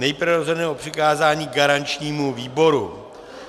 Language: Czech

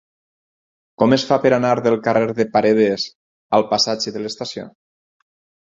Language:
Catalan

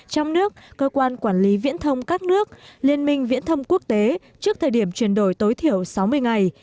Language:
Vietnamese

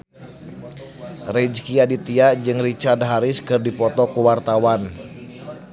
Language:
Sundanese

